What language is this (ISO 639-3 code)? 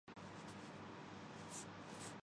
urd